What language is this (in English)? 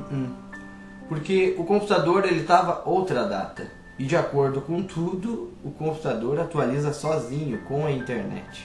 Portuguese